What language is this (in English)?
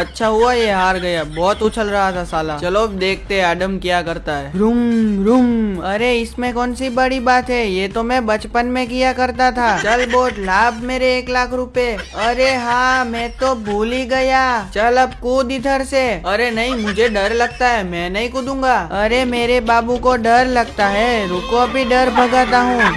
Hindi